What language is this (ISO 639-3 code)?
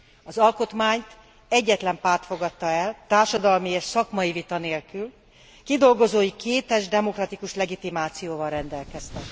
hun